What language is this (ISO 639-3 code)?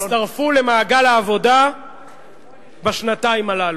heb